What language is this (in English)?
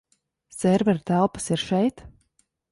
Latvian